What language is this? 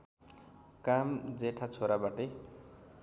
Nepali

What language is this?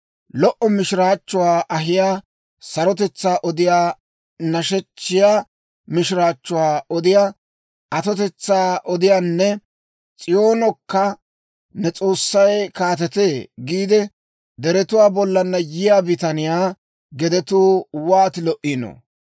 Dawro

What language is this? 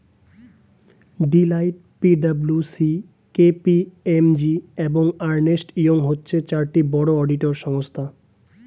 Bangla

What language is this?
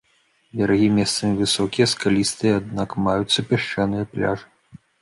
Belarusian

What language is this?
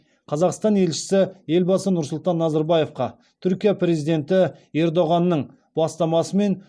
Kazakh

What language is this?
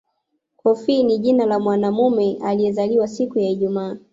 Swahili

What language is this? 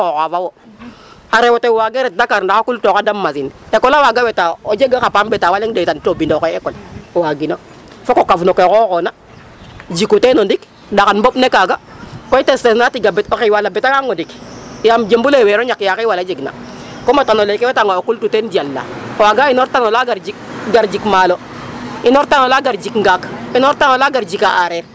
Serer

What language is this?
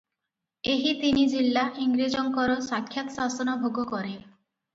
Odia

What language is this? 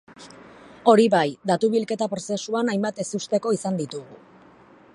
Basque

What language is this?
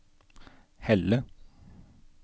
Norwegian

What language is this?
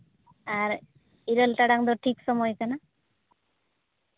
Santali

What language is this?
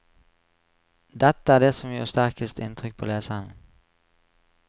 Norwegian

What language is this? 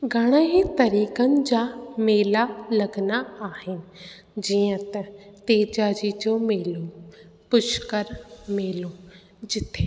Sindhi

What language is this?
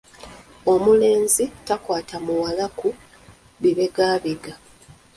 Ganda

